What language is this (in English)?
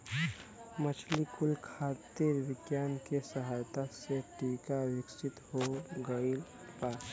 Bhojpuri